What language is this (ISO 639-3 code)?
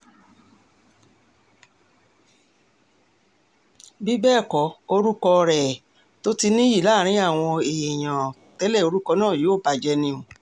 yor